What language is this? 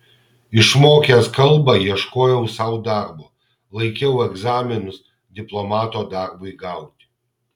Lithuanian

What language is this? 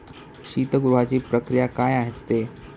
Marathi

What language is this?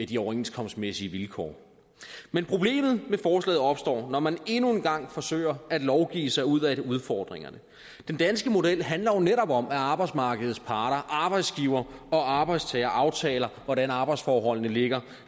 Danish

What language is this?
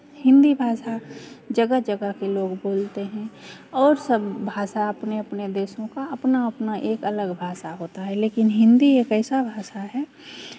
Hindi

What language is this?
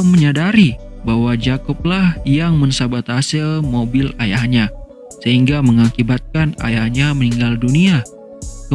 Indonesian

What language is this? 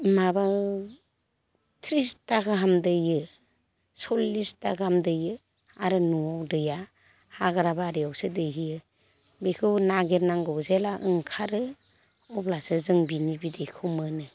Bodo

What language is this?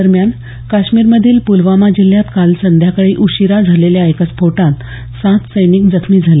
Marathi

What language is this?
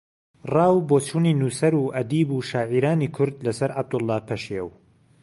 Central Kurdish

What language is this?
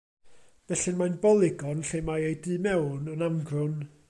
Welsh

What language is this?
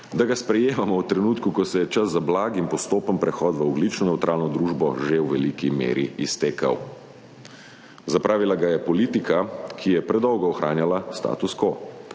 Slovenian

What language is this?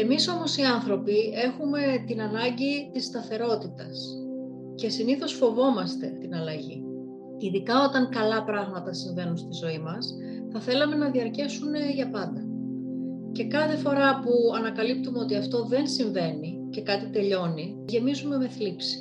Greek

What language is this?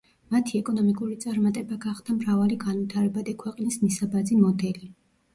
Georgian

